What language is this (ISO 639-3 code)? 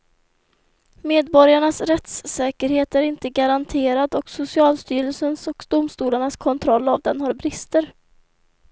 swe